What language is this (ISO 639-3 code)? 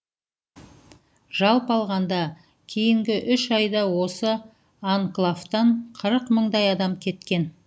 kaz